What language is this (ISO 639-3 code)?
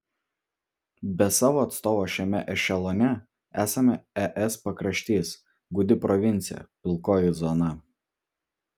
lit